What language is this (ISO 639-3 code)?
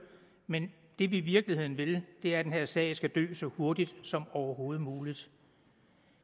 dan